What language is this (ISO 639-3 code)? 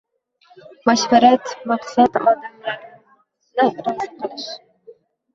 uzb